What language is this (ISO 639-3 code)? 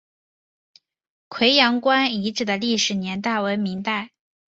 zho